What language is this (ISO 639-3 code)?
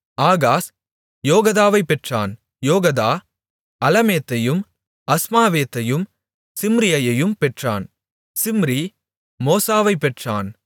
tam